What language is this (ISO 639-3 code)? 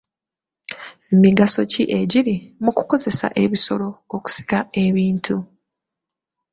lug